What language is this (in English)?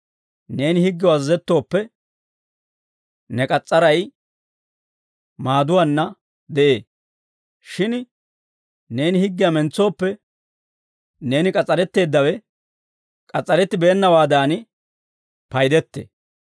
Dawro